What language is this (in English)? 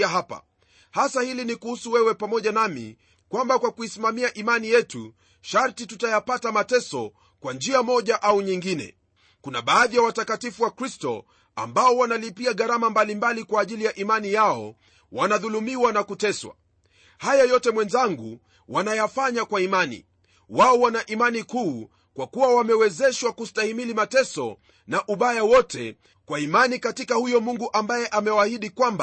Swahili